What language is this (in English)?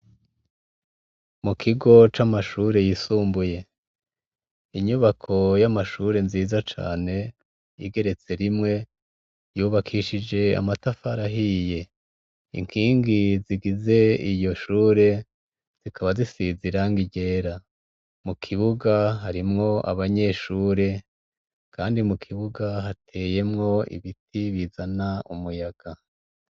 Rundi